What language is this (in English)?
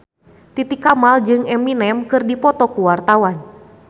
Sundanese